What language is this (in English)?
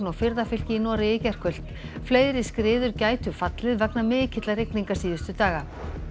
Icelandic